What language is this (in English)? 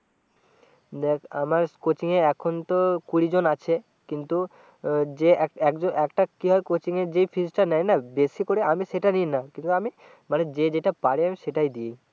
Bangla